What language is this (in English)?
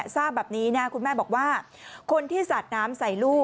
Thai